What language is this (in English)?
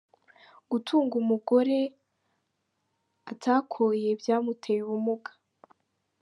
Kinyarwanda